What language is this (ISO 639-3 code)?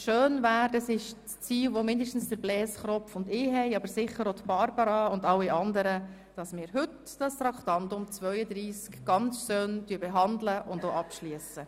gsw